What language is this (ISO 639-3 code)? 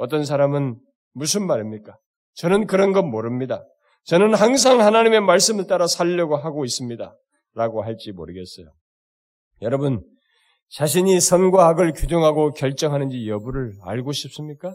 kor